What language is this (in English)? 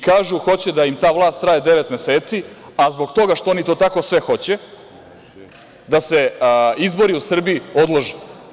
Serbian